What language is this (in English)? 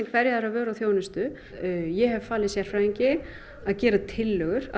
Icelandic